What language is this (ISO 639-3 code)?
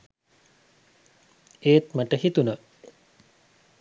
sin